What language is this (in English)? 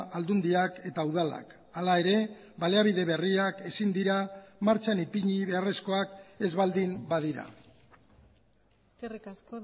Basque